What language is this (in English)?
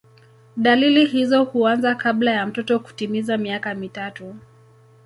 Swahili